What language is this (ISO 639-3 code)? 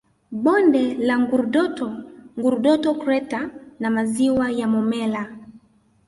swa